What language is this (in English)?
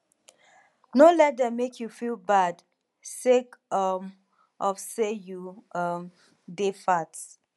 Nigerian Pidgin